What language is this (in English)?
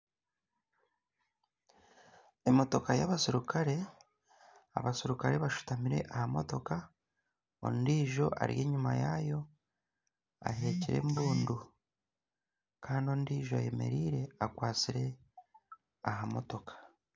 Nyankole